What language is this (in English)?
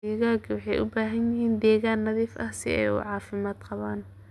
Somali